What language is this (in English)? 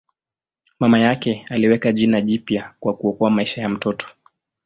Swahili